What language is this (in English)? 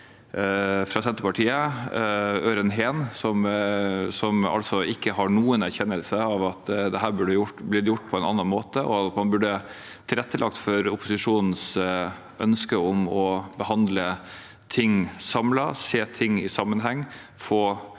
Norwegian